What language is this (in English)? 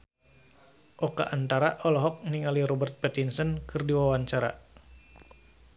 Sundanese